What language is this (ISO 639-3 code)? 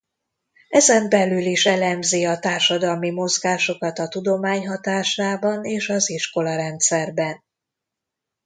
hun